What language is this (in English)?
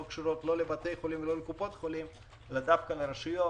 Hebrew